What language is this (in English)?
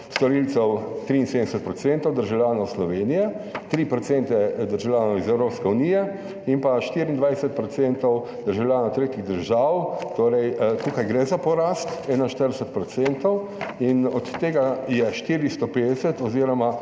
Slovenian